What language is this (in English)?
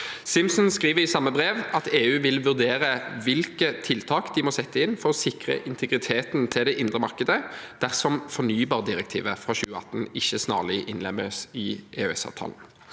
Norwegian